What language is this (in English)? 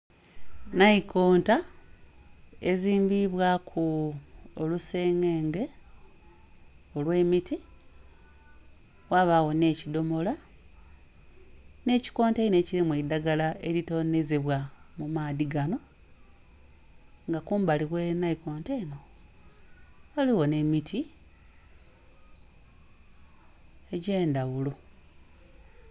Soga